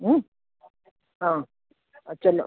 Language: Kannada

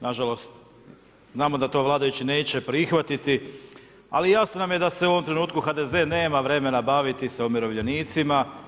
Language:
Croatian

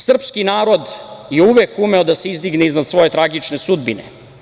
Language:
Serbian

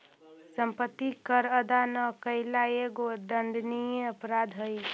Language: Magahi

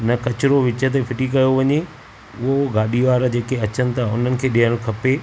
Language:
Sindhi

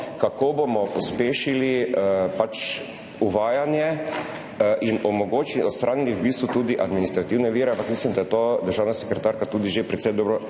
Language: Slovenian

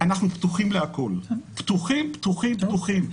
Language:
Hebrew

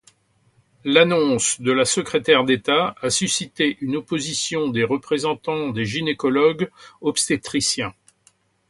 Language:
French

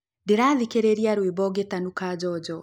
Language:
Kikuyu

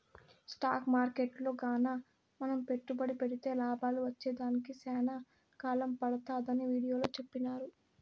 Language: Telugu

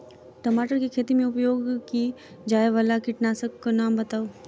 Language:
Maithili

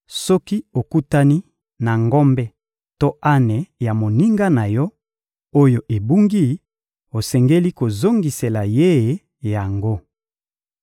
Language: Lingala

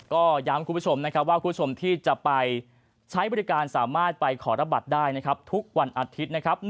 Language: Thai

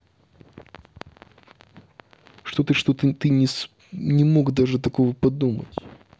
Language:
Russian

